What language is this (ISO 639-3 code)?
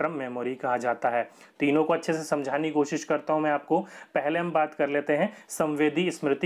hin